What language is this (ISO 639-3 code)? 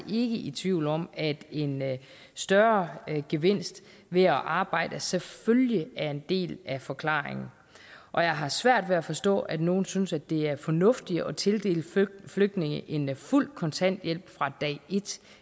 dan